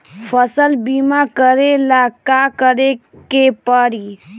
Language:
Bhojpuri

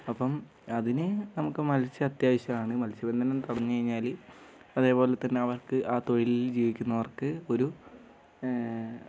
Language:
Malayalam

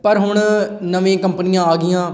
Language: Punjabi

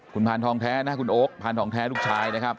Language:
Thai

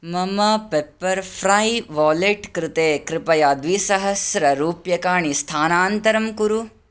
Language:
Sanskrit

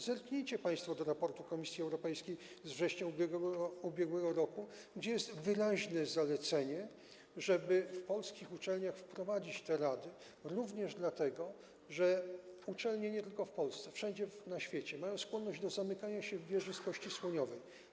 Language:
Polish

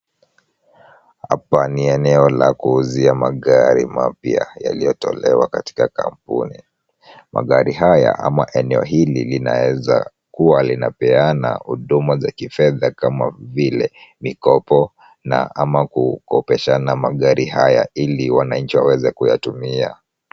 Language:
Swahili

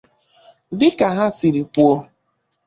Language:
Igbo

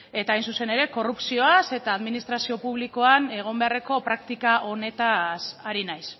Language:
Basque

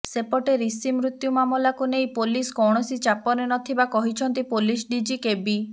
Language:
Odia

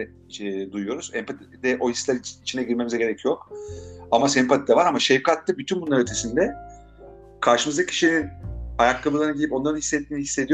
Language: Turkish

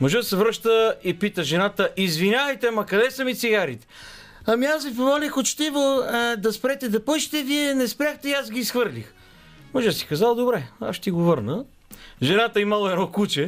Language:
Bulgarian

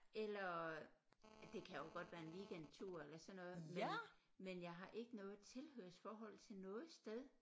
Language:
Danish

